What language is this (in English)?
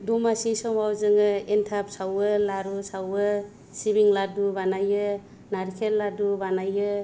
Bodo